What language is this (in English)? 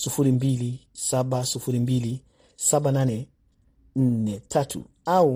Swahili